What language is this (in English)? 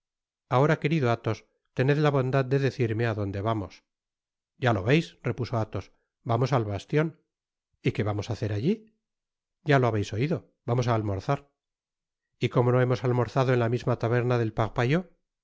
Spanish